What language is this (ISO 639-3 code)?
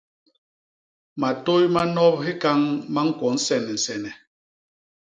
bas